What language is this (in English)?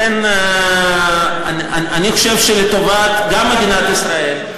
Hebrew